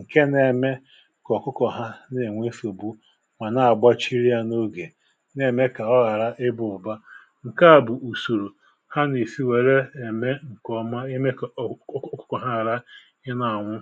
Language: Igbo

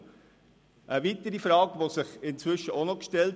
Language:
Swiss German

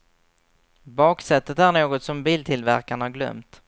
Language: Swedish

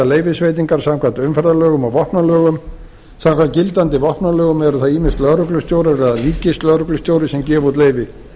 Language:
Icelandic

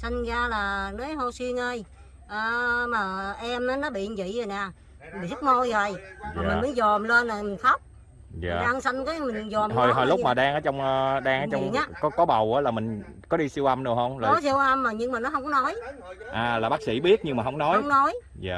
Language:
Vietnamese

